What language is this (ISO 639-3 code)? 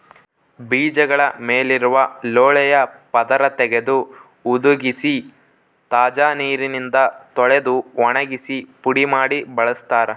kan